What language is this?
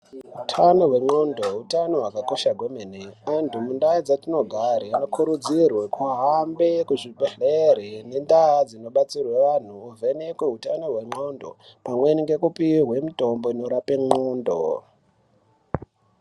Ndau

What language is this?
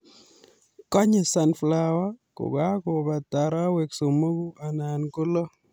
Kalenjin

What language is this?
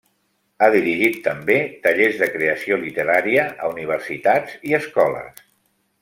Catalan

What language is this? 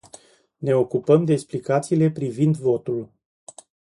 Romanian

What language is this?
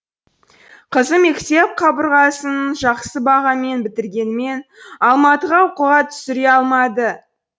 Kazakh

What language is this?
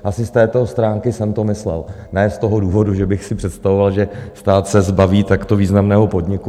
Czech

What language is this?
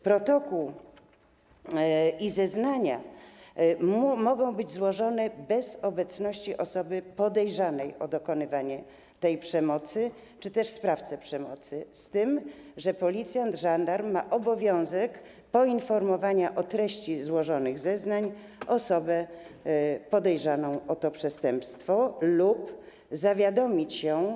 Polish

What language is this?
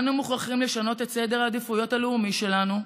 Hebrew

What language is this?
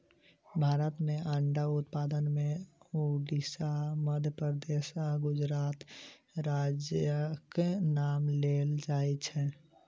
Maithili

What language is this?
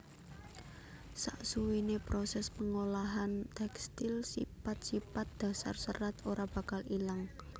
Javanese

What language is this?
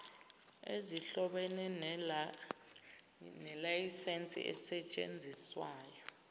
Zulu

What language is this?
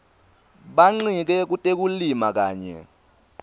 Swati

